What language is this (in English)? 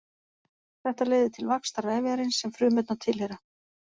Icelandic